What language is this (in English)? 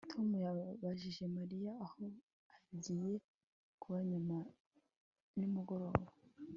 Kinyarwanda